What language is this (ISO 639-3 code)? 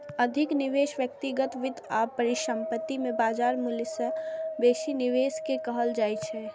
mai